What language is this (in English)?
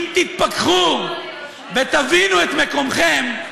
Hebrew